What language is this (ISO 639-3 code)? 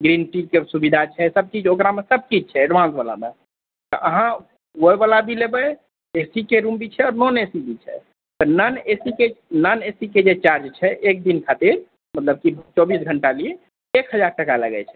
mai